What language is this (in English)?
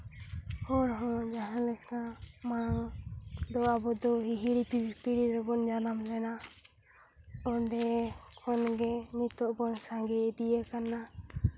Santali